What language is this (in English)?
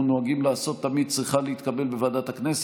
Hebrew